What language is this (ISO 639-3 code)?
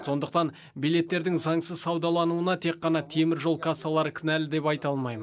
kaz